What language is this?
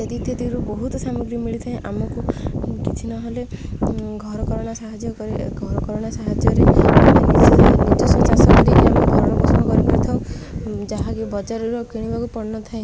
Odia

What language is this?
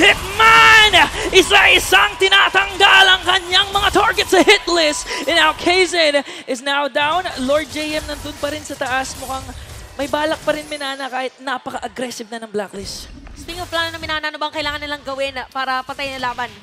Filipino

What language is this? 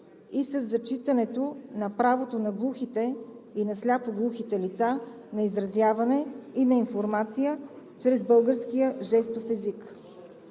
Bulgarian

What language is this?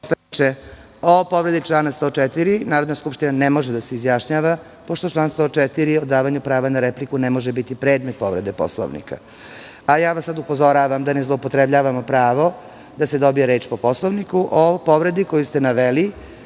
Serbian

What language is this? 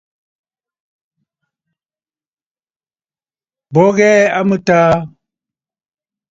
Bafut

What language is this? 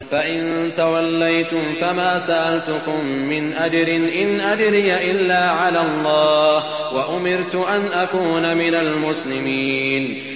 Arabic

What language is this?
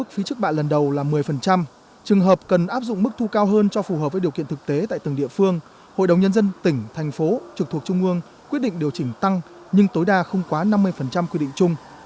Vietnamese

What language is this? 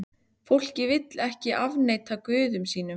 Icelandic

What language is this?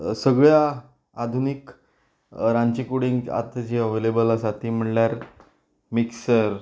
Konkani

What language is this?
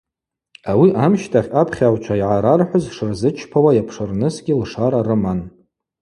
Abaza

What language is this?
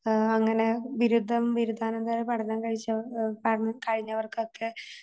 Malayalam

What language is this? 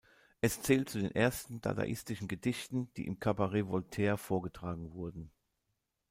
German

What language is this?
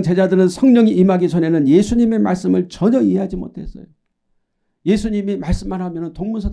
Korean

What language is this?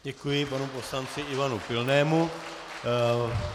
Czech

